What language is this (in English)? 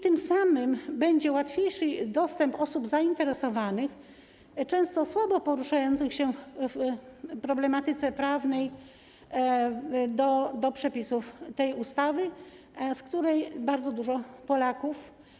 Polish